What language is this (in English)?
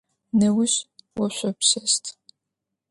Adyghe